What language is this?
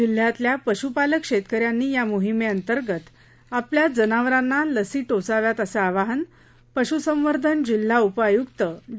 Marathi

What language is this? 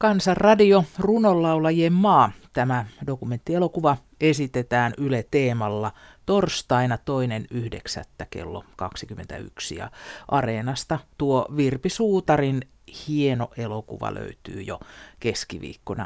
Finnish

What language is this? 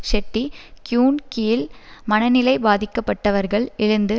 Tamil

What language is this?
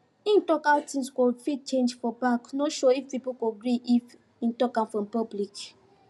Nigerian Pidgin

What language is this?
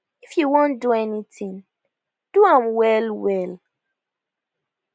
Nigerian Pidgin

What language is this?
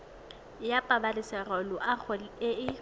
Tswana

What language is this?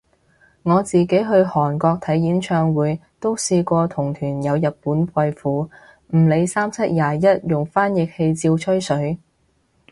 Cantonese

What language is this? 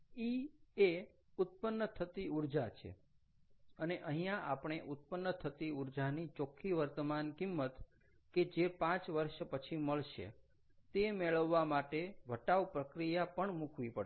Gujarati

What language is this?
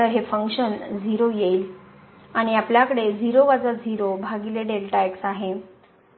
Marathi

